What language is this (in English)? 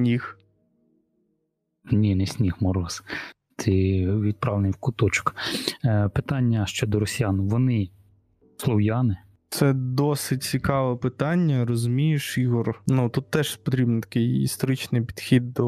Ukrainian